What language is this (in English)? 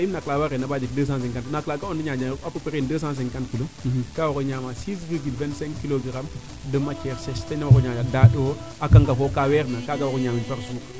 Serer